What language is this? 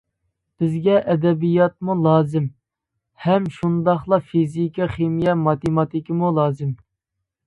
Uyghur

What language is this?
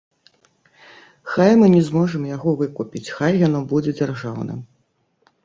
Belarusian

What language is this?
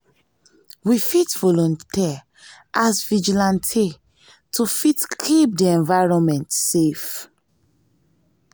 Nigerian Pidgin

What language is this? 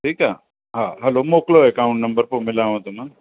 Sindhi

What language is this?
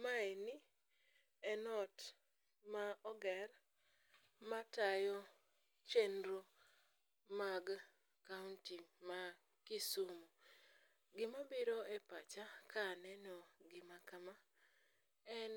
Luo (Kenya and Tanzania)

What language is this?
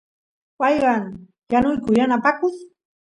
Santiago del Estero Quichua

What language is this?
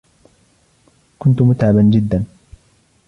Arabic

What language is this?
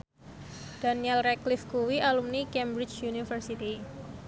Javanese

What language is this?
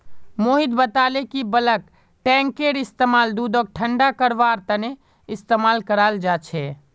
Magahi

